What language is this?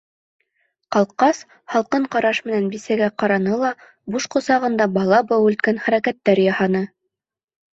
Bashkir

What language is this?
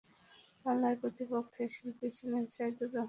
Bangla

